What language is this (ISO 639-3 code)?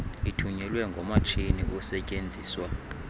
xho